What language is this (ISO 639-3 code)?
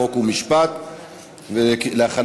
heb